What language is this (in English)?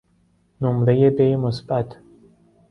Persian